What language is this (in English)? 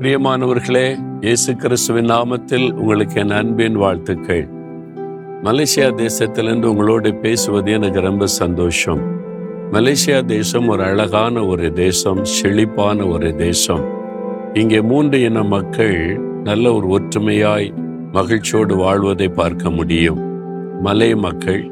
Tamil